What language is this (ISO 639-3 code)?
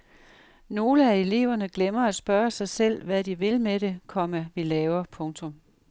dan